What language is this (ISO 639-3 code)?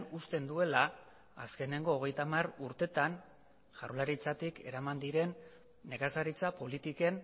eus